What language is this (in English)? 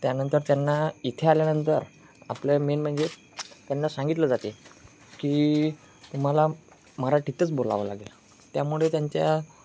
Marathi